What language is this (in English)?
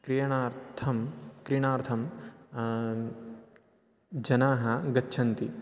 Sanskrit